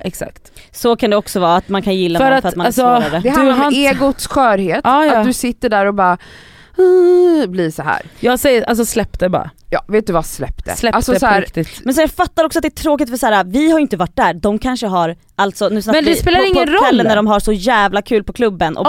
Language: Swedish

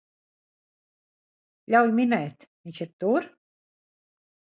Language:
Latvian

